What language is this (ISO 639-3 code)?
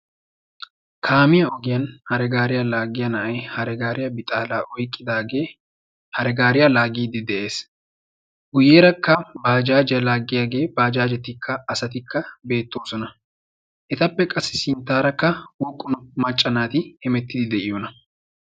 wal